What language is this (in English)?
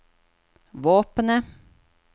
Norwegian